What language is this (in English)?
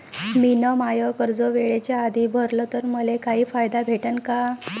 Marathi